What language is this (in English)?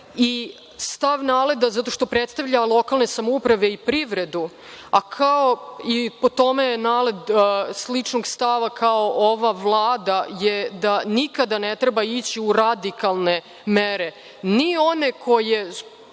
Serbian